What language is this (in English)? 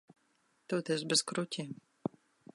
Latvian